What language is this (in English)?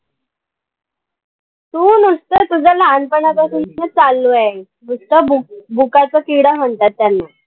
Marathi